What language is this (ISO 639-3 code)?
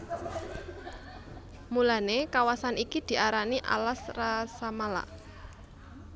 jav